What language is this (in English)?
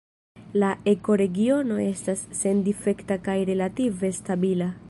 Esperanto